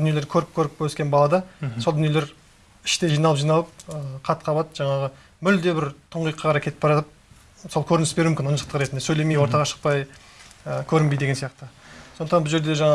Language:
Turkish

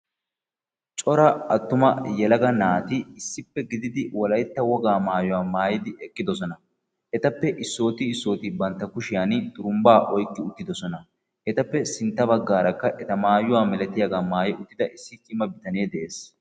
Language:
Wolaytta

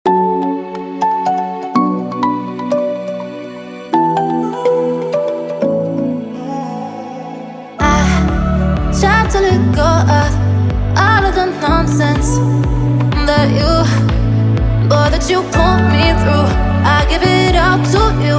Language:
English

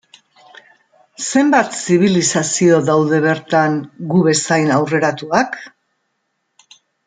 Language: Basque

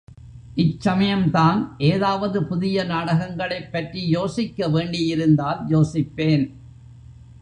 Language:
Tamil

